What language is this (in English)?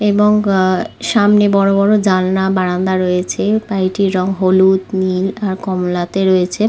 Bangla